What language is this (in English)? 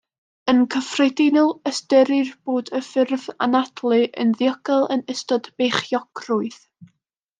Welsh